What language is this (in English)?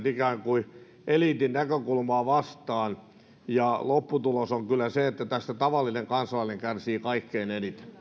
Finnish